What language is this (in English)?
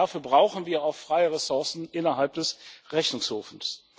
German